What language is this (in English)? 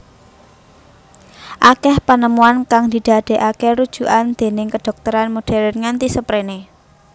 Javanese